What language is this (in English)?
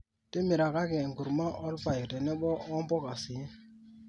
Masai